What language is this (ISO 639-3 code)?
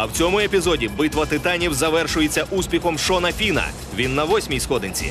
ukr